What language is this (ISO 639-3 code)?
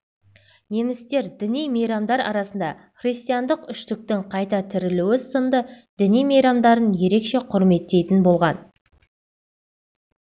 kaz